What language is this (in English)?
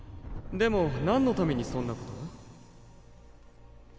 Japanese